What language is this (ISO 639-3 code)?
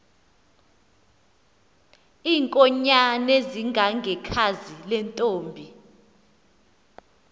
xho